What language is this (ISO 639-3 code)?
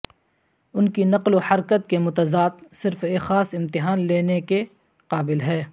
urd